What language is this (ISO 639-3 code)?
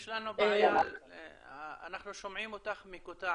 heb